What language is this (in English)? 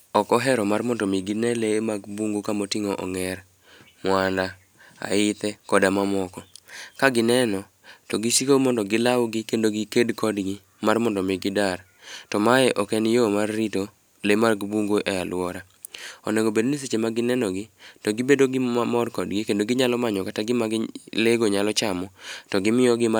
Luo (Kenya and Tanzania)